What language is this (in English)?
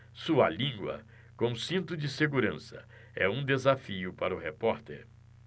Portuguese